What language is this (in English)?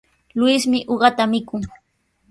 Sihuas Ancash Quechua